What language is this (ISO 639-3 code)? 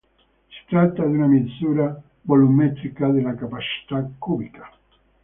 ita